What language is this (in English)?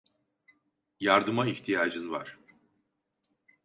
Turkish